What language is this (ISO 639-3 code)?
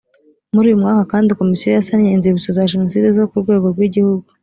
kin